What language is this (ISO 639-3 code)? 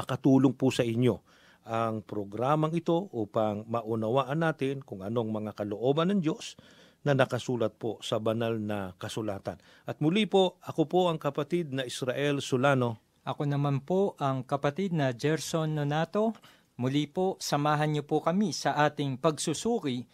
fil